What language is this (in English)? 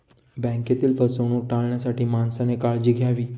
Marathi